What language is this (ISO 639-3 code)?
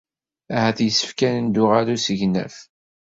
kab